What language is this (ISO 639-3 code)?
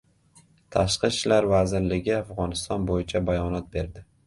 uzb